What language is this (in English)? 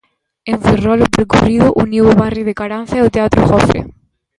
Galician